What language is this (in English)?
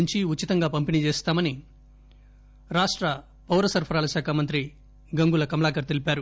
Telugu